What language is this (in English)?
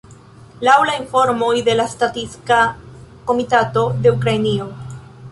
Esperanto